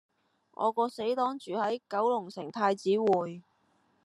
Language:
Cantonese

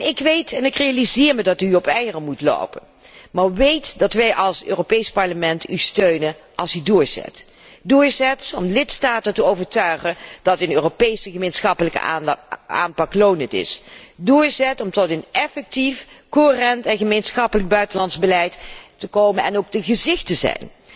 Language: Dutch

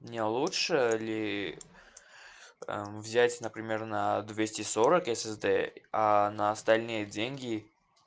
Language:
Russian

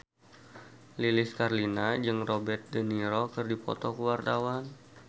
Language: Sundanese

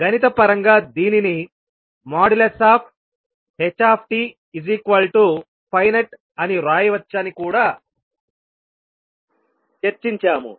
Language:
Telugu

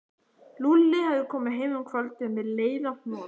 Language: Icelandic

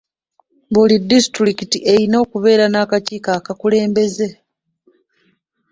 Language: Ganda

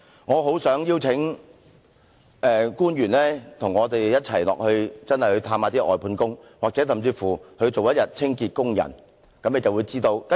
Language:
Cantonese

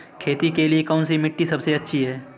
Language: Hindi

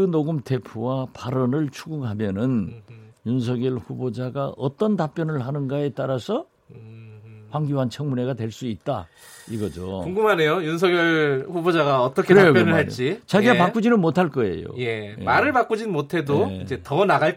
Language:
Korean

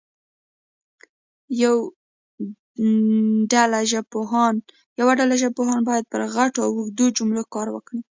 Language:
Pashto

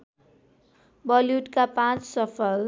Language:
Nepali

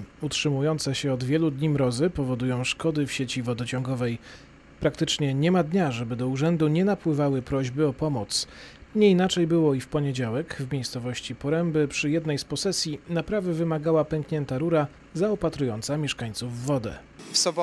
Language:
Polish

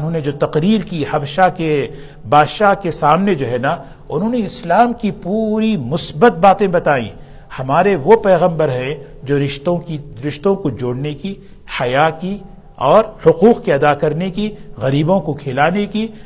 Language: Urdu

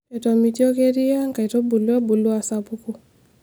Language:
Masai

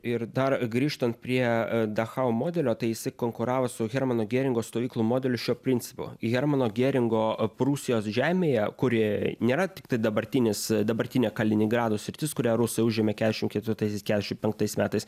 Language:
Lithuanian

